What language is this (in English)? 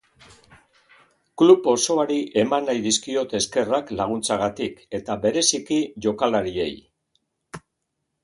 Basque